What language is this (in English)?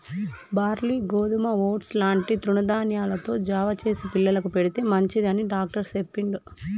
Telugu